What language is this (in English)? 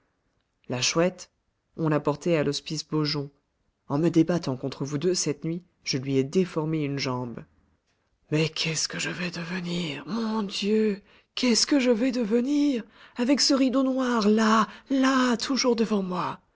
French